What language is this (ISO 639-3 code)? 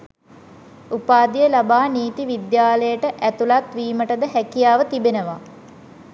sin